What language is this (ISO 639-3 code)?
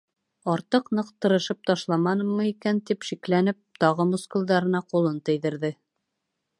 bak